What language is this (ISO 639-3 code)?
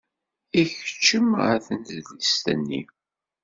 kab